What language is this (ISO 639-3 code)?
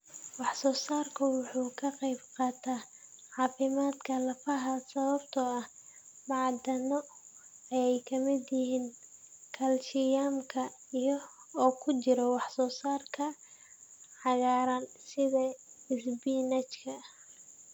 som